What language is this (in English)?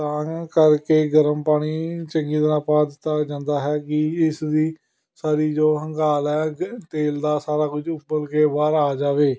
Punjabi